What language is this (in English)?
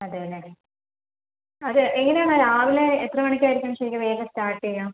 Malayalam